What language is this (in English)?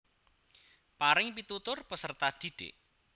Javanese